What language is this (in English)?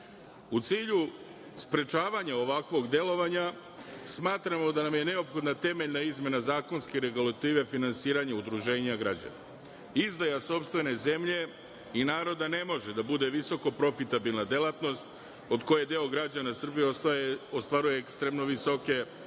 Serbian